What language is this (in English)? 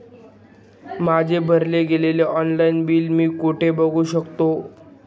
Marathi